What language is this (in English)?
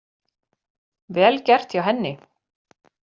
Icelandic